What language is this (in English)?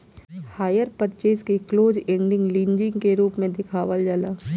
Bhojpuri